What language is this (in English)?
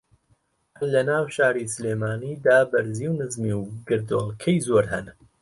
Central Kurdish